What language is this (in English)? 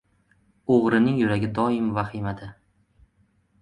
Uzbek